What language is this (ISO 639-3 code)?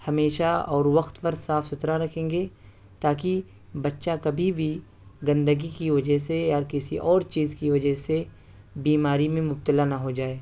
urd